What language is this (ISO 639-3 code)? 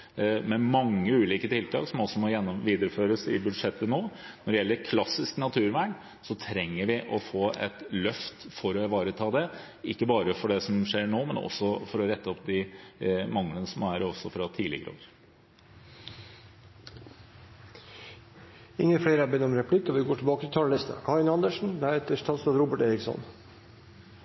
nor